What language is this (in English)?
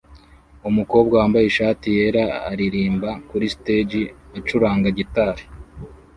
Kinyarwanda